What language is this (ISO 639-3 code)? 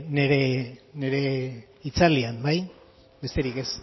eus